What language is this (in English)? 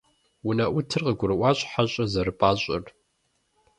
Kabardian